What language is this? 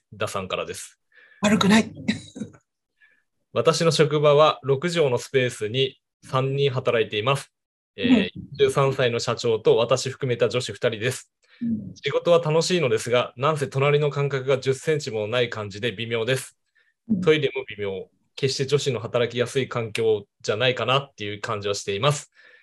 Japanese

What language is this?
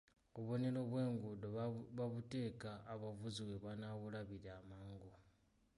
Ganda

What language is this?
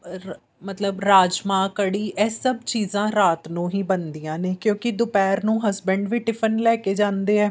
Punjabi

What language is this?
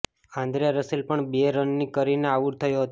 Gujarati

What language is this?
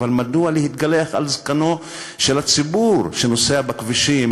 Hebrew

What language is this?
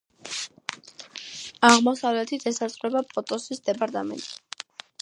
Georgian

